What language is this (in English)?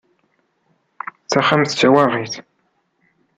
Kabyle